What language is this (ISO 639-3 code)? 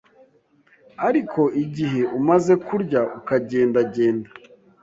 kin